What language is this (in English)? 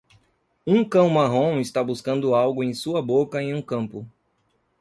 Portuguese